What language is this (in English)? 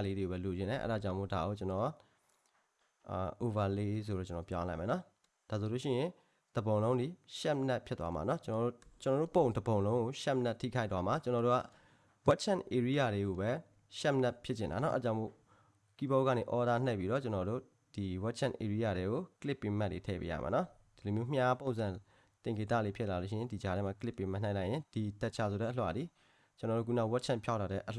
Korean